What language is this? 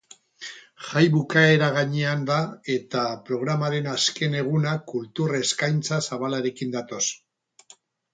Basque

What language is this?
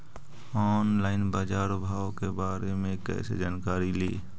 Magahi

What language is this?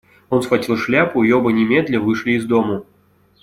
Russian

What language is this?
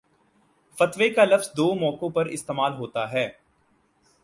Urdu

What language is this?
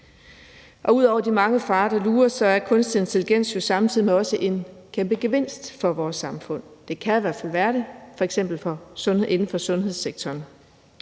Danish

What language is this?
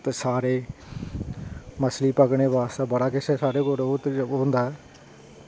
Dogri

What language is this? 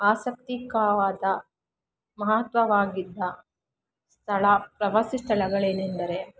Kannada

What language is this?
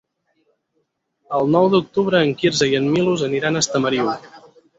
Catalan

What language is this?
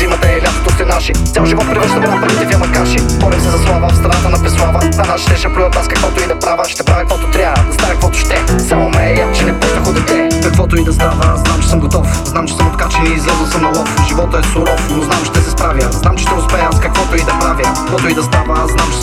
Bulgarian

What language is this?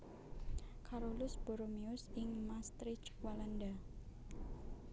Javanese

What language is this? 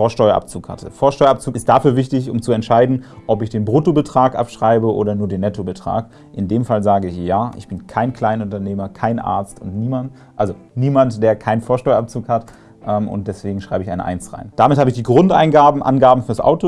German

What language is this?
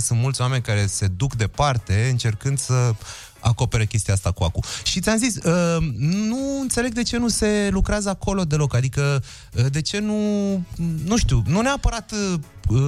Romanian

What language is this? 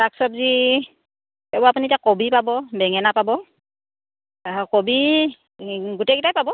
Assamese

